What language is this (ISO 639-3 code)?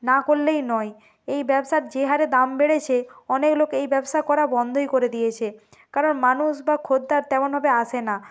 ben